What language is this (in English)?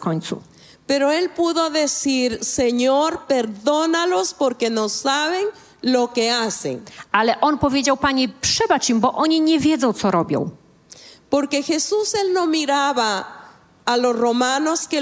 Polish